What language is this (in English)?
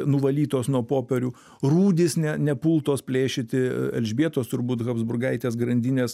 Lithuanian